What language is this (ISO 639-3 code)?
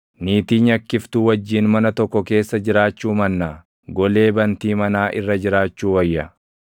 orm